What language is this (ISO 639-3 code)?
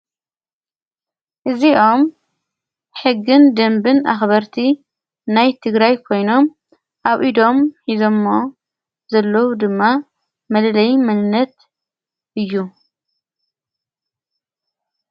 tir